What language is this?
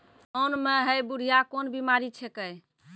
Maithili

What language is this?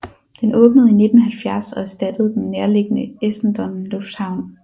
Danish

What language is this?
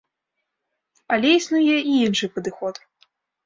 Belarusian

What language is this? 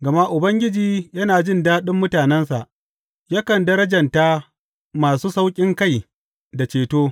Hausa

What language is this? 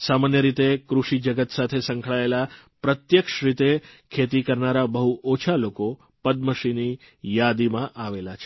Gujarati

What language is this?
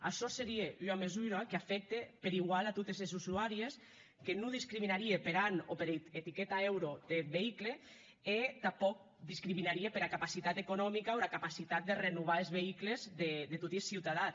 Catalan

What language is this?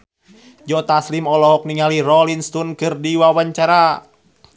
Sundanese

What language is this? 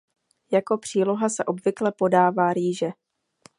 Czech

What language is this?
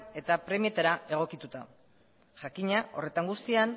Basque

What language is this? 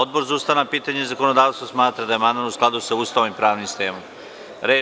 Serbian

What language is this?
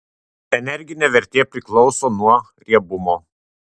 Lithuanian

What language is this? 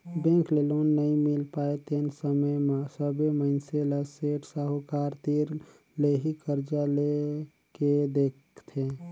Chhattisgarhi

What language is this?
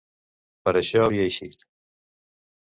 Catalan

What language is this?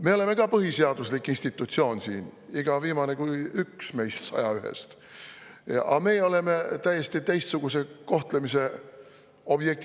Estonian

